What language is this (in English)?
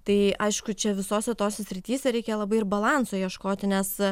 Lithuanian